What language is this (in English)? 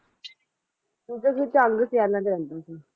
Punjabi